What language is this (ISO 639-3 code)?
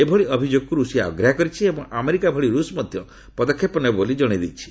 ori